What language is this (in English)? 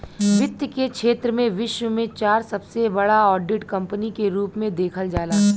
Bhojpuri